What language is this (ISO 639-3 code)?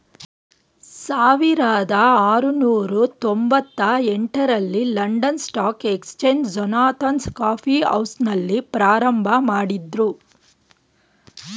kan